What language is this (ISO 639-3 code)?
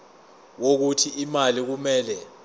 zul